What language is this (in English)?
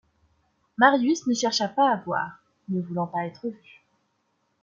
French